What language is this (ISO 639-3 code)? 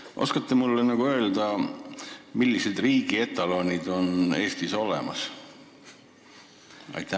est